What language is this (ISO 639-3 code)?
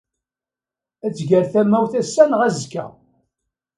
kab